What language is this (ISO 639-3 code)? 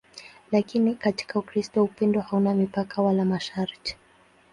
swa